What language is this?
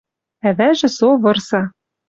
Western Mari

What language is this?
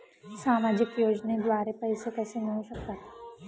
Marathi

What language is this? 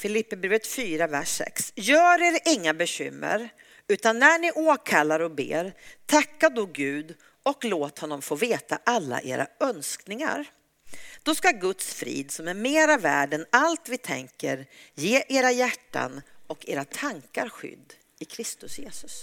Swedish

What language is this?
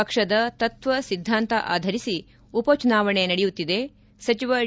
Kannada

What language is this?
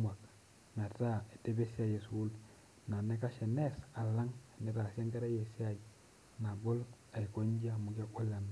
Masai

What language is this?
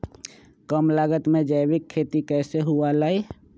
Magahi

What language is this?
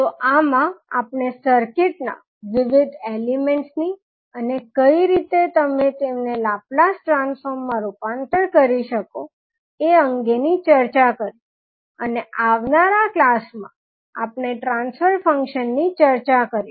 Gujarati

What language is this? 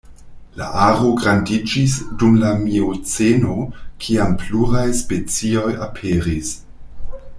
Esperanto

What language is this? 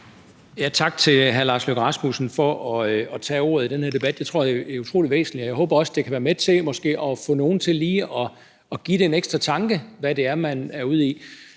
Danish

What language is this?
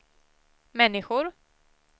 Swedish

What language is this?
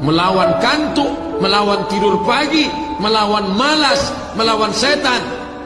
Malay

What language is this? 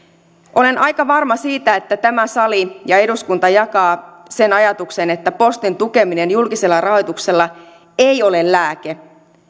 Finnish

